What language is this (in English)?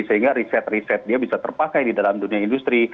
Indonesian